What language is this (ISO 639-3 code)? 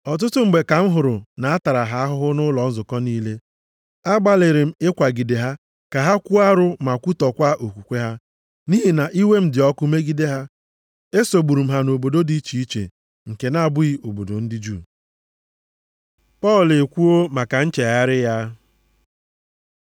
ibo